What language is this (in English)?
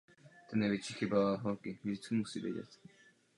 Czech